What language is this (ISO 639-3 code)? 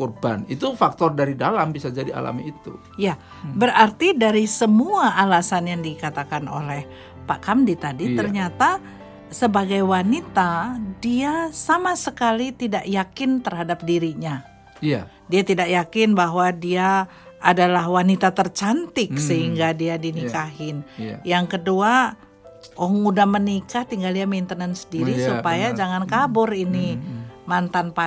ind